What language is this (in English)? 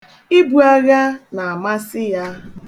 Igbo